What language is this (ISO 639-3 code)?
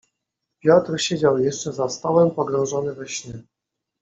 pol